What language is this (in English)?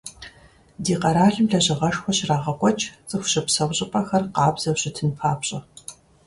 Kabardian